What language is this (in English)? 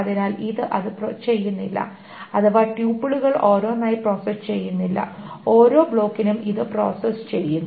Malayalam